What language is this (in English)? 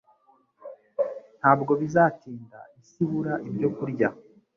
Kinyarwanda